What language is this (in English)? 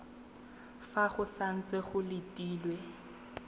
Tswana